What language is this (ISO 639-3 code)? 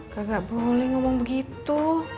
ind